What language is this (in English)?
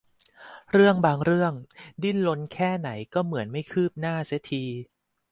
Thai